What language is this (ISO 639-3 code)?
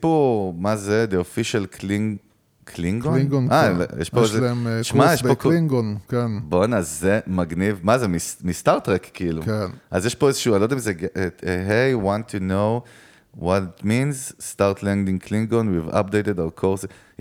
heb